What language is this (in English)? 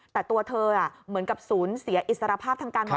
Thai